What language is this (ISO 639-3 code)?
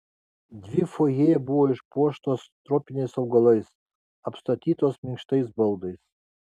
lit